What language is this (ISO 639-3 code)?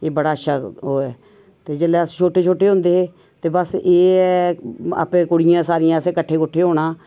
doi